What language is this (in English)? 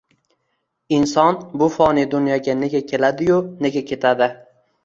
Uzbek